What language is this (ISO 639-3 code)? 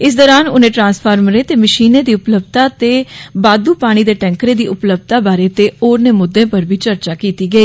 doi